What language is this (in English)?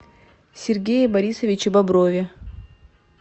Russian